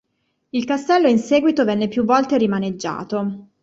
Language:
Italian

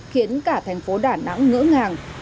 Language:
Vietnamese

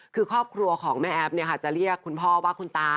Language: Thai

